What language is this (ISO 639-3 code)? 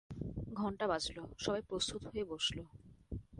ben